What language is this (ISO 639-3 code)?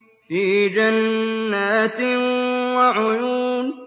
ara